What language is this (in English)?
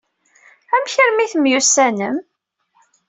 Kabyle